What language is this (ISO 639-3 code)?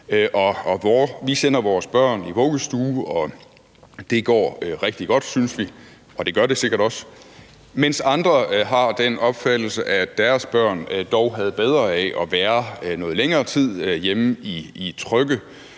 dan